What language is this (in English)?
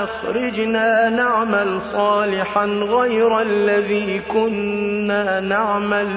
Arabic